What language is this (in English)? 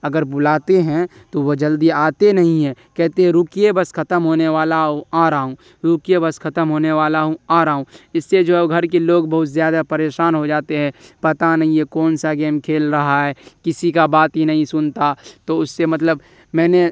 Urdu